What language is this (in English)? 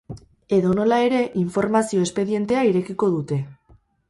Basque